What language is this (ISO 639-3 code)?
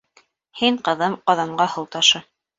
bak